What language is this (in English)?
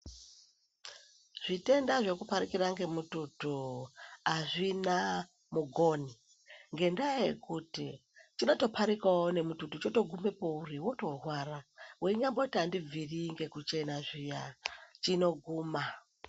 Ndau